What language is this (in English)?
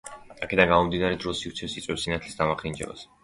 Georgian